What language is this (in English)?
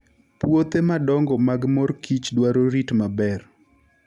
Luo (Kenya and Tanzania)